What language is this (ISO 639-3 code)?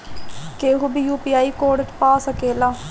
bho